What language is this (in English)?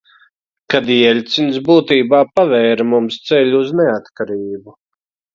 Latvian